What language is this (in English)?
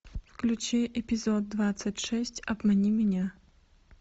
Russian